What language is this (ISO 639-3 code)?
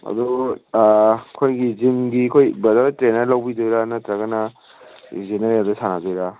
mni